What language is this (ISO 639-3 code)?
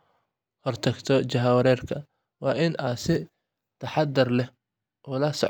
som